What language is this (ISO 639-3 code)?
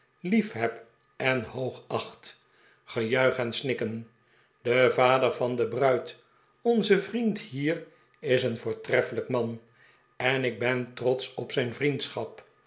nld